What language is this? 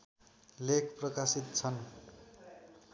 Nepali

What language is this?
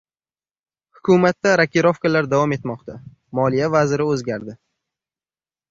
Uzbek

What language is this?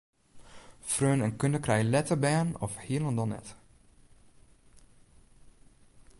Western Frisian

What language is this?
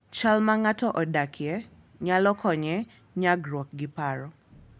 Luo (Kenya and Tanzania)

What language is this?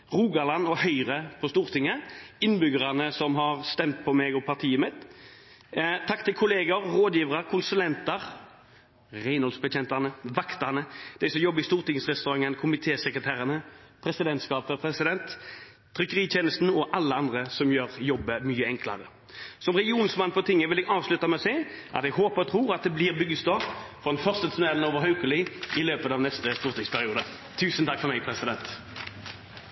Norwegian Bokmål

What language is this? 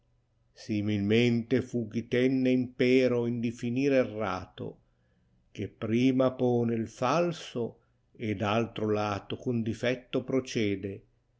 Italian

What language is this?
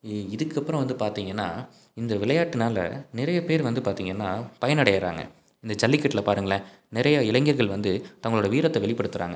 Tamil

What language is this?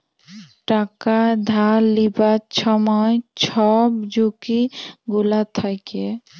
Bangla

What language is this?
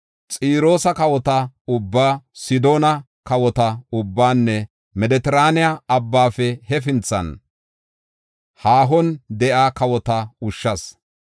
Gofa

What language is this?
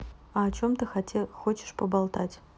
Russian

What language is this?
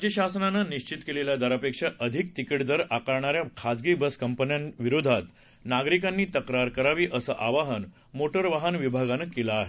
Marathi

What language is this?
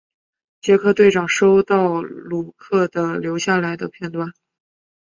Chinese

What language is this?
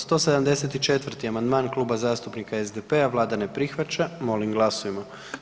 Croatian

